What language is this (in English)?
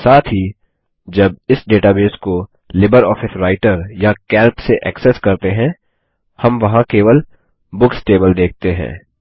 Hindi